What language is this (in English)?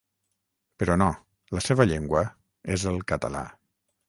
Catalan